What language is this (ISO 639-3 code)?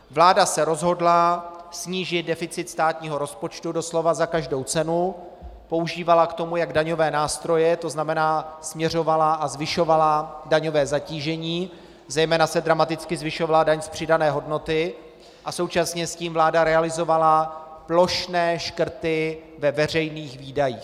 ces